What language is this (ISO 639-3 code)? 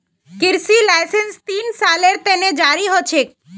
mag